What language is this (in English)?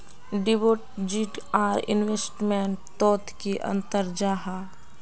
Magahi